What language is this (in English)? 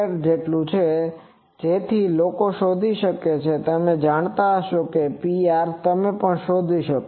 Gujarati